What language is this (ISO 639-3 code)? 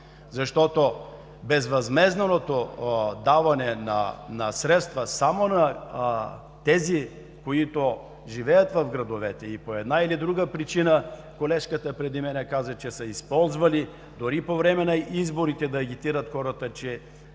bul